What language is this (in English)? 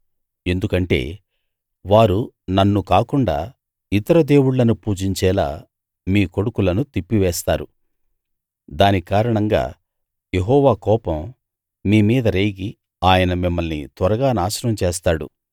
Telugu